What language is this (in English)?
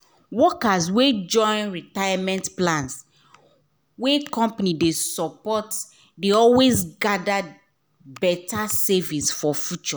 Nigerian Pidgin